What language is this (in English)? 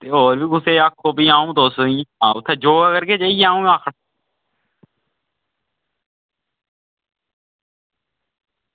Dogri